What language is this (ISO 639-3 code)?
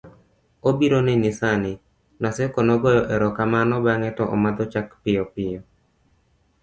luo